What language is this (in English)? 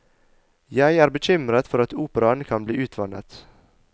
Norwegian